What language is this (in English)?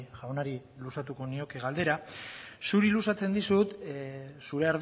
Basque